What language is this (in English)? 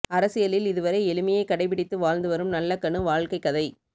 Tamil